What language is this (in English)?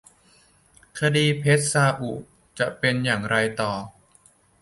Thai